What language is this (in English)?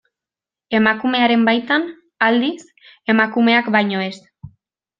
Basque